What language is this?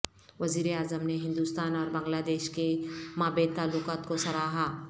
Urdu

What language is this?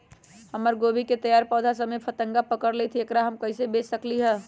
Magahi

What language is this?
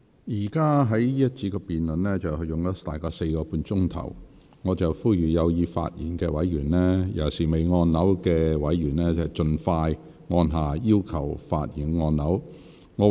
Cantonese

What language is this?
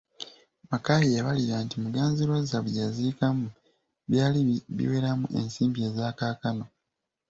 Ganda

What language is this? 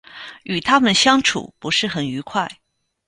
Chinese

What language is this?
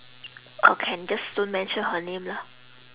English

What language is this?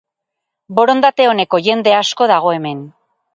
Basque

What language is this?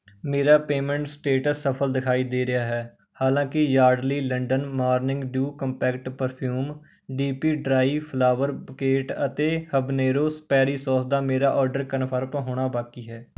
Punjabi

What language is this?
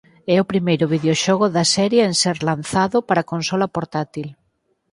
Galician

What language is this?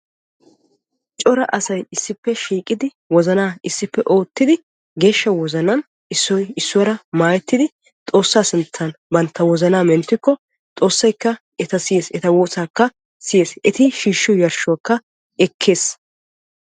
Wolaytta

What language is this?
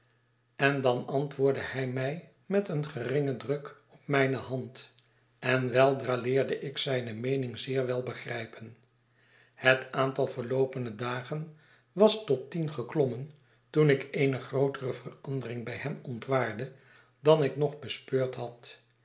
Dutch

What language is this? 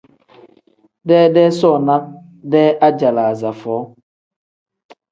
Tem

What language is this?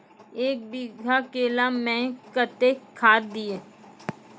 Maithili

